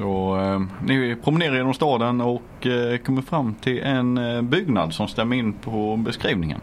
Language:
Swedish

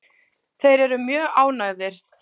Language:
Icelandic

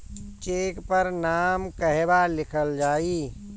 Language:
Bhojpuri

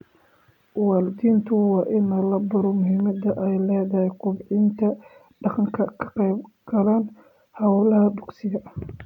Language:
Somali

